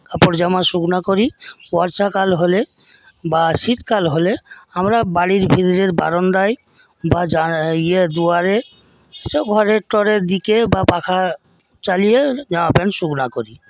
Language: Bangla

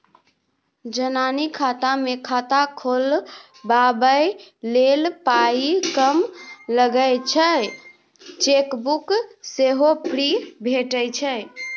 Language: Maithili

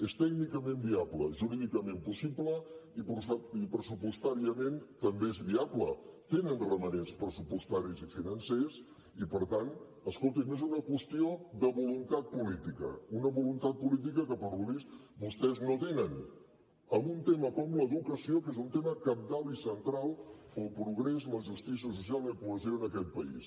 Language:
Catalan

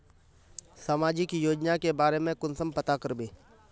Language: Magahi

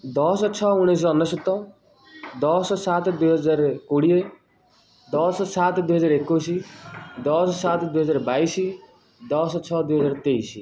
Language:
Odia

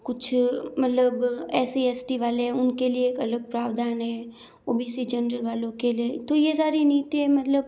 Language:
Hindi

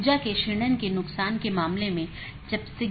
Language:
Hindi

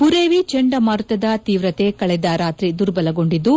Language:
Kannada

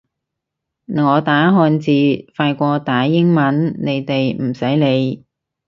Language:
Cantonese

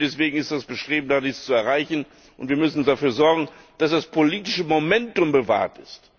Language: German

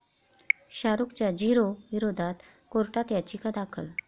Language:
Marathi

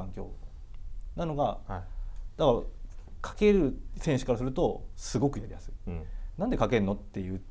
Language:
Japanese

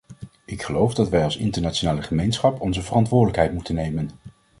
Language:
Dutch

